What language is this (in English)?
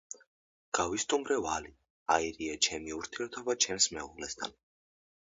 Georgian